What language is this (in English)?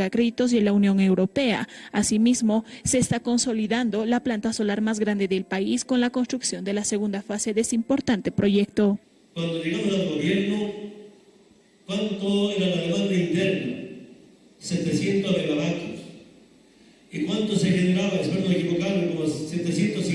Spanish